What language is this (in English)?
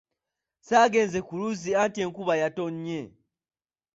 Ganda